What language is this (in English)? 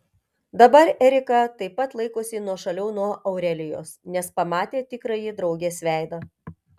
Lithuanian